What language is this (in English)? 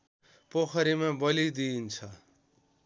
Nepali